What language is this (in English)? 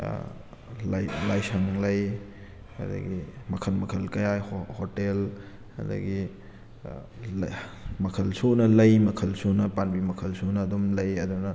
Manipuri